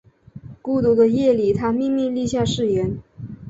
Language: Chinese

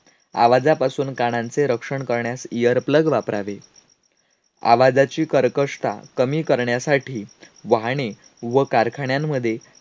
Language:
Marathi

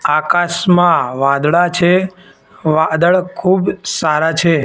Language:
Gujarati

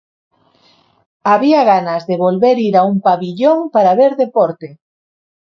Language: Galician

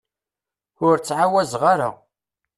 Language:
Kabyle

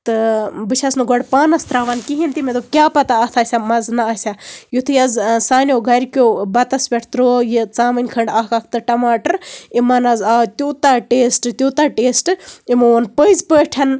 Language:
Kashmiri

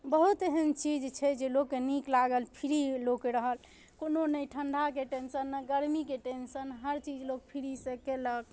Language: Maithili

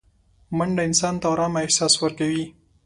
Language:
Pashto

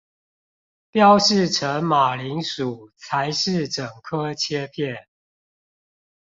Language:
Chinese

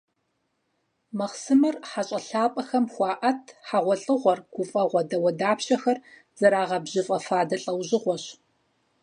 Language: Kabardian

